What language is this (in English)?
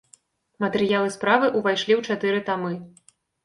Belarusian